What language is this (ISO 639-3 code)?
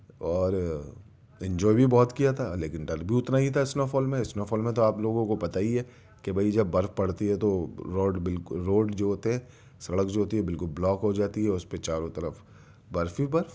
urd